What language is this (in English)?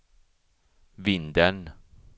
Swedish